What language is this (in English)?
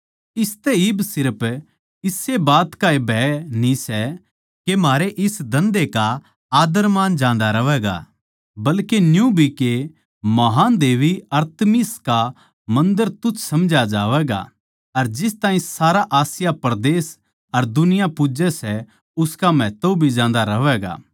Haryanvi